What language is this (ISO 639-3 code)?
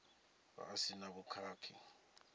ven